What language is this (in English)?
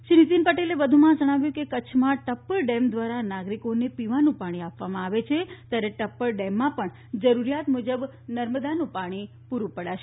Gujarati